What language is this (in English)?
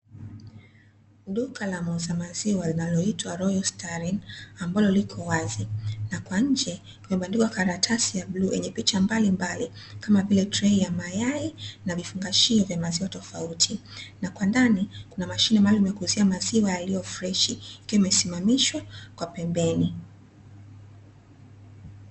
Swahili